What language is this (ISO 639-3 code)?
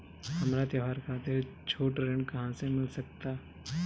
bho